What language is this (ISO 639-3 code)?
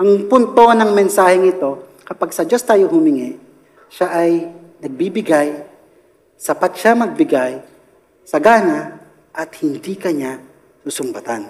fil